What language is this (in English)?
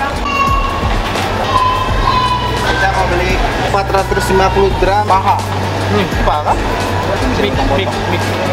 Indonesian